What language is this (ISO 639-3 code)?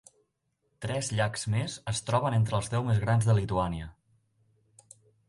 cat